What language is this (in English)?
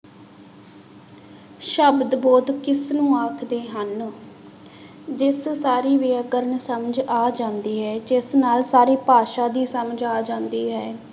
Punjabi